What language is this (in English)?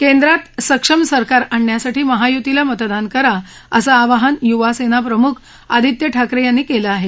Marathi